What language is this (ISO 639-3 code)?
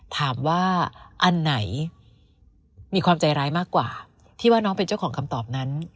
tha